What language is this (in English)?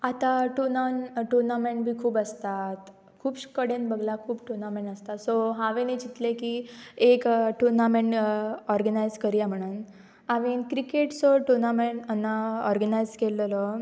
Konkani